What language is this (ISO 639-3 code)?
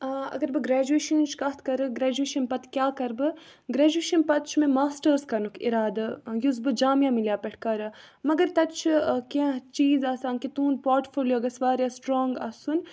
kas